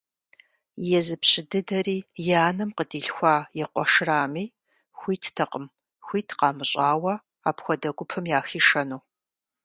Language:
Kabardian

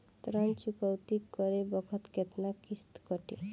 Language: Bhojpuri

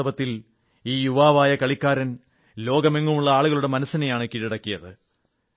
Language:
Malayalam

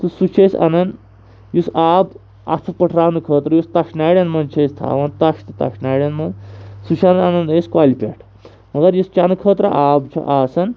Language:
Kashmiri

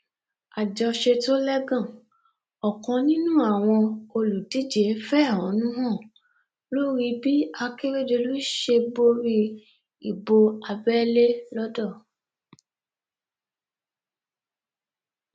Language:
Yoruba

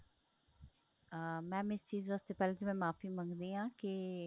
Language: Punjabi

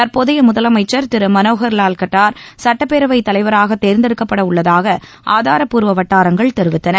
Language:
Tamil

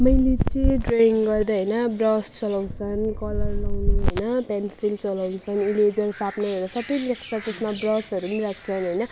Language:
Nepali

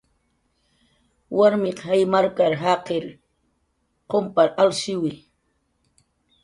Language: Jaqaru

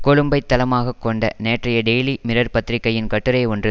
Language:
Tamil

